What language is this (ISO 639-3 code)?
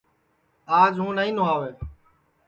ssi